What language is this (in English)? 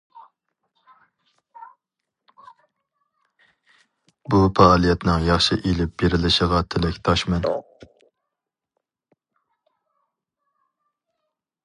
Uyghur